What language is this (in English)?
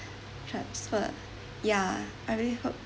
English